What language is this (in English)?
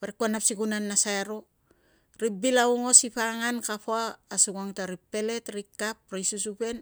Tungag